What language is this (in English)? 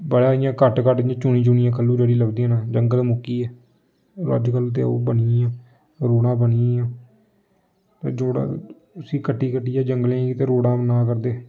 Dogri